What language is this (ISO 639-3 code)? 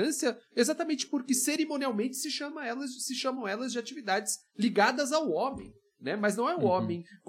por